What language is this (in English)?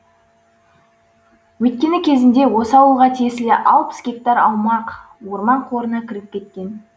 Kazakh